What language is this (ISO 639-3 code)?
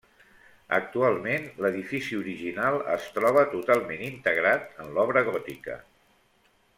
cat